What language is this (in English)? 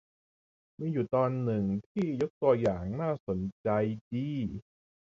Thai